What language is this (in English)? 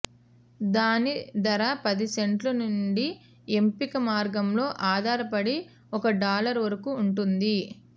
Telugu